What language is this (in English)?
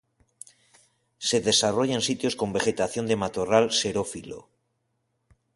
Spanish